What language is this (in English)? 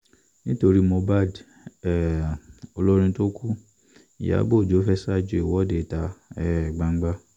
Yoruba